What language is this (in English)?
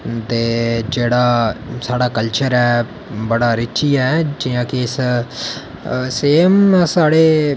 Dogri